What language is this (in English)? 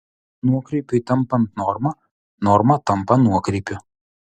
Lithuanian